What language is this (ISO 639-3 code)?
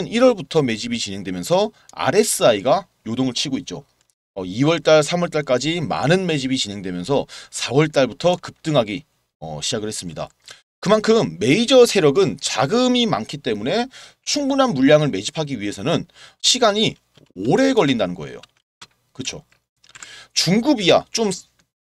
kor